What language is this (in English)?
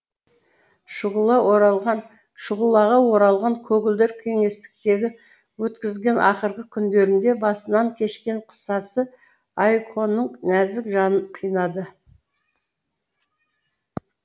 Kazakh